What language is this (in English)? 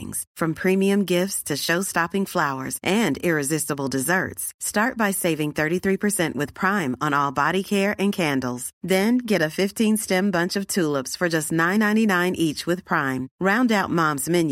Filipino